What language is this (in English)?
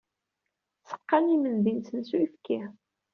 Kabyle